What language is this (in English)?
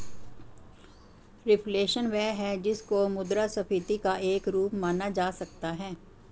Hindi